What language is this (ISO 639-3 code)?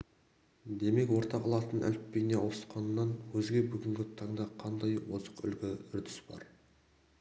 kaz